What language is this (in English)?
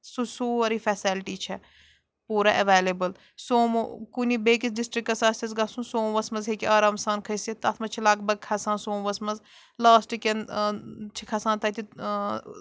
Kashmiri